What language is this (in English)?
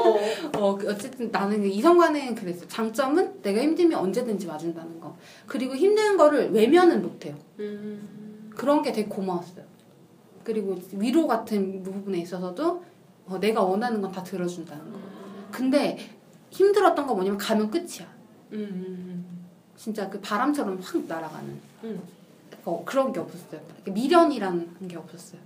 Korean